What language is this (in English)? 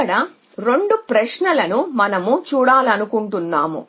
Telugu